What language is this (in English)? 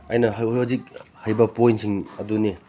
Manipuri